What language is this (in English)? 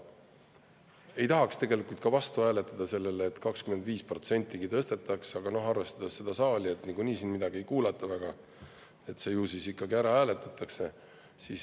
Estonian